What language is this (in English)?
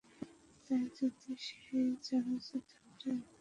Bangla